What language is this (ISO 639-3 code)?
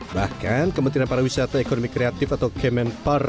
ind